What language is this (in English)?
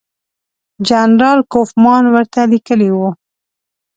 Pashto